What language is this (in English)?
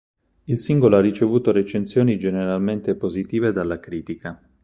Italian